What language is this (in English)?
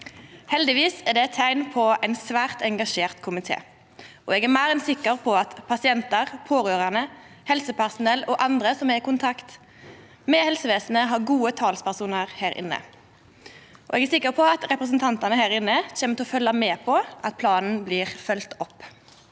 Norwegian